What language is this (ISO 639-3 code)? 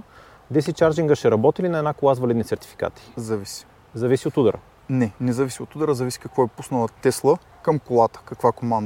bul